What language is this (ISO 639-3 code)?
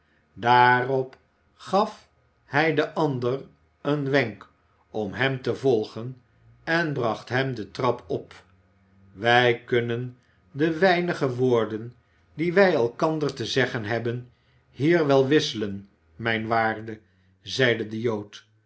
nld